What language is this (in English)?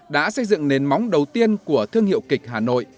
Vietnamese